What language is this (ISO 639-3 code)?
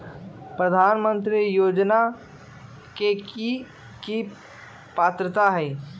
mag